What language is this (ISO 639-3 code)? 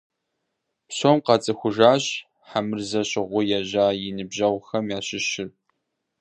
kbd